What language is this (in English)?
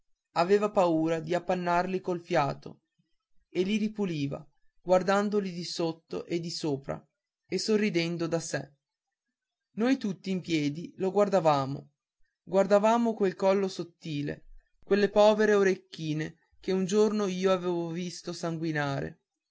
Italian